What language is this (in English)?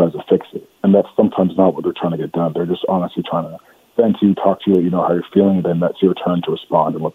English